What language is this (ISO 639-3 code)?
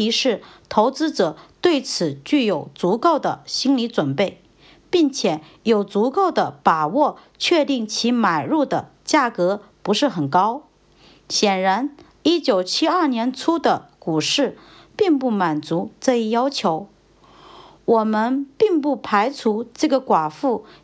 zho